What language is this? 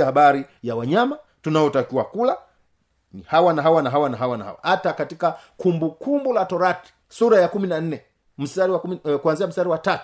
Swahili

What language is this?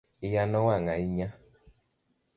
Luo (Kenya and Tanzania)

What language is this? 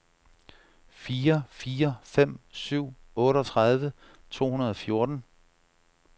Danish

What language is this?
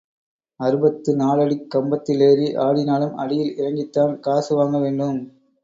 Tamil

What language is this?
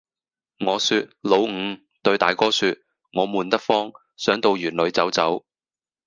Cantonese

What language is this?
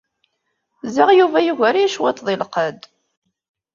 Kabyle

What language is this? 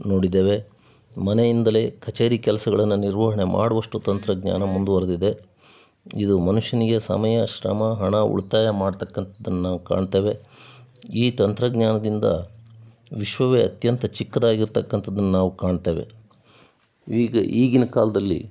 Kannada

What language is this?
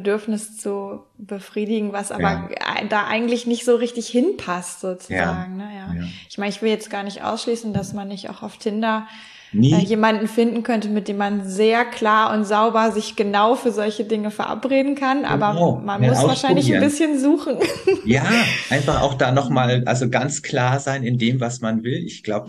German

